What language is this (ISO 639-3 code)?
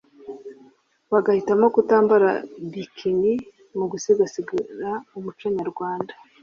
kin